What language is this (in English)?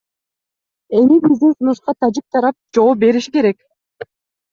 Kyrgyz